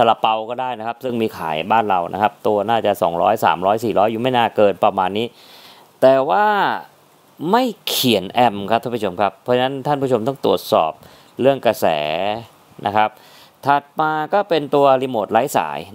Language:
Thai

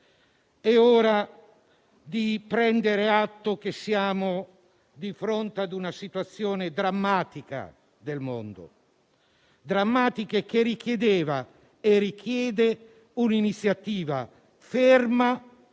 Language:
Italian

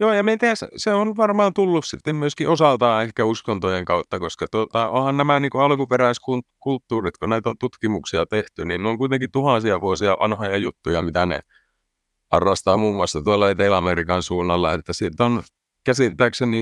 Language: Finnish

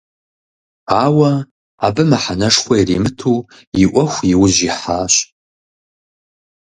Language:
Kabardian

